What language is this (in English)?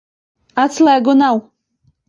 Latvian